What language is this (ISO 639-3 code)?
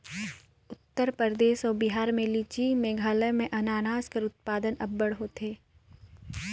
hne